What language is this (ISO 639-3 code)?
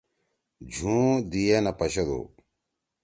trw